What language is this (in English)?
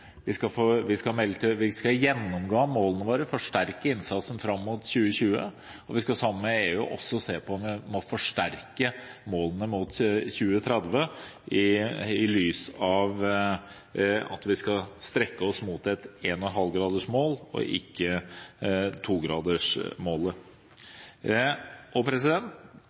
Norwegian Bokmål